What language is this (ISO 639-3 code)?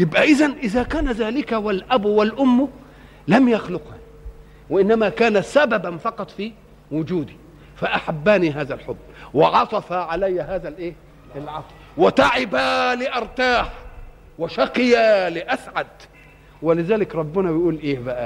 ara